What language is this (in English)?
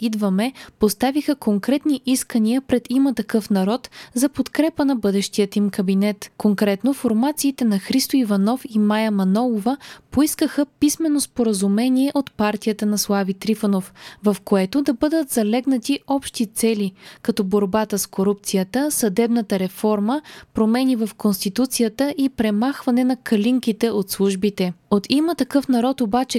Bulgarian